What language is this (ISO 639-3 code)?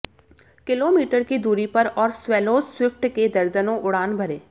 hin